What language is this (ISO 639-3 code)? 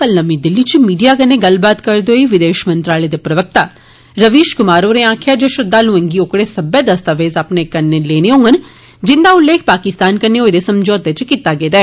doi